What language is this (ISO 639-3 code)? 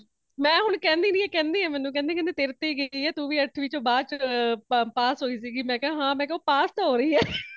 pan